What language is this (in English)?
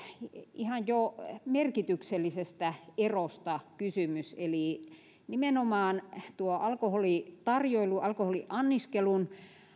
Finnish